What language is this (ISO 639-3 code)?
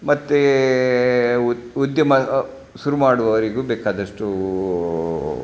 kan